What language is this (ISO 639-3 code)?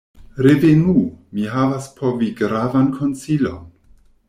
epo